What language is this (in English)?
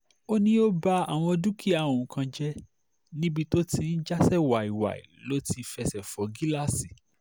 Yoruba